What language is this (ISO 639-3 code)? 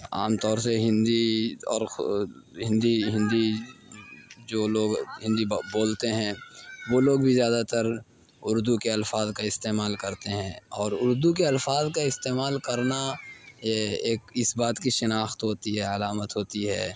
urd